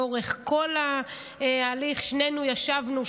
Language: Hebrew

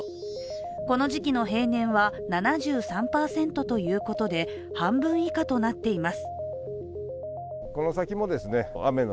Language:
Japanese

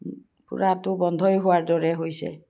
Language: Assamese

